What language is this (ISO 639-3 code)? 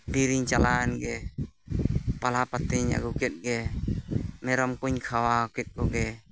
sat